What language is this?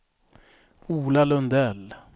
Swedish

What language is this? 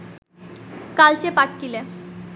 Bangla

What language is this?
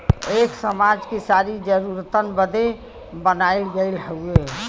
Bhojpuri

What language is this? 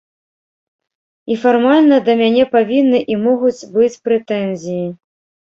Belarusian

